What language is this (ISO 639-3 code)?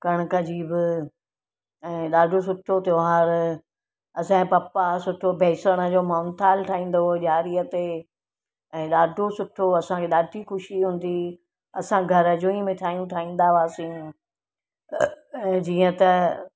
snd